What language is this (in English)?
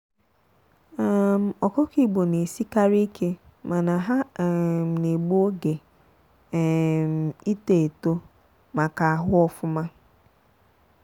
Igbo